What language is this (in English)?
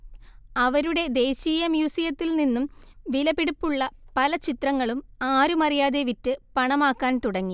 Malayalam